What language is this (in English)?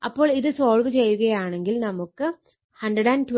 Malayalam